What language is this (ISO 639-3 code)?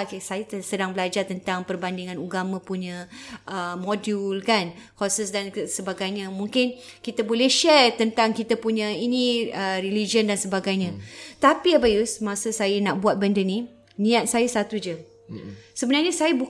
msa